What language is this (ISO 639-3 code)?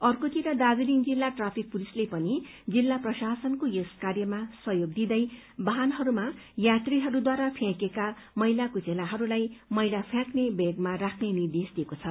nep